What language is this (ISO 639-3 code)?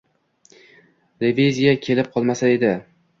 uzb